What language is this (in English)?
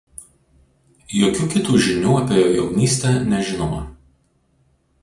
Lithuanian